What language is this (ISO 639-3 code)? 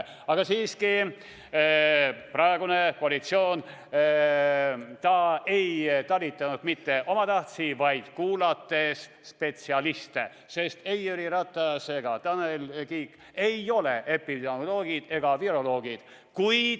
est